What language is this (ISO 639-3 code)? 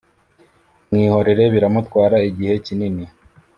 kin